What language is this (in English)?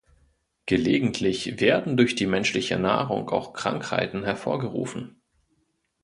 German